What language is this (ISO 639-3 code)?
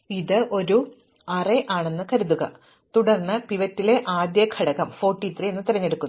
mal